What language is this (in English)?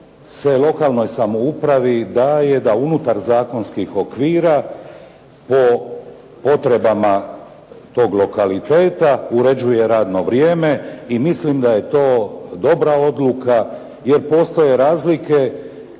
Croatian